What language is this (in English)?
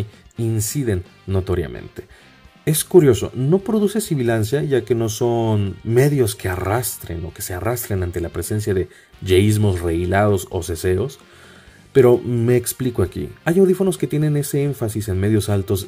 Spanish